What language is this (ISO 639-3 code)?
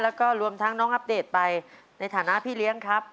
tha